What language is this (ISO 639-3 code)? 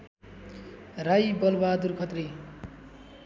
nep